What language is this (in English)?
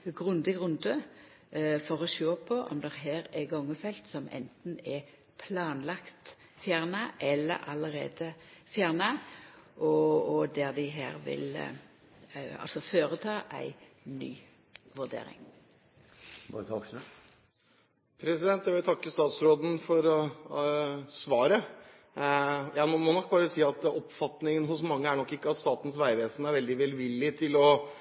Norwegian